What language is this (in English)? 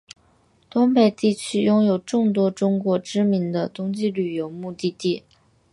Chinese